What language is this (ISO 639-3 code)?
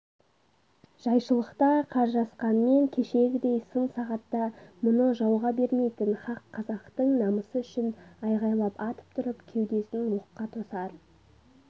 kaz